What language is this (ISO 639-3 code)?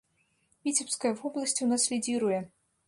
bel